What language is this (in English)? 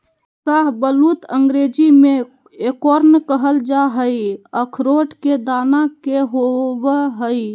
Magahi